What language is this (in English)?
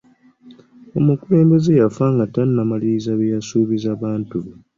Ganda